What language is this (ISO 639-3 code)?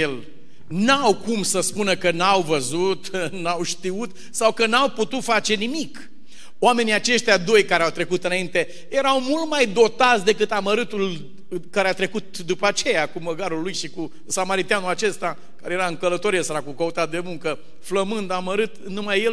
ron